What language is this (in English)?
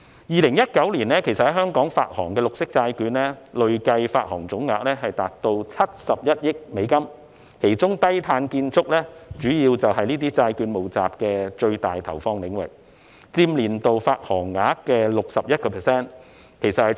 Cantonese